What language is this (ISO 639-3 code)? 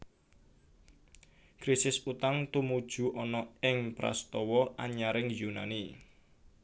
jav